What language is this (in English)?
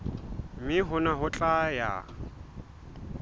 Southern Sotho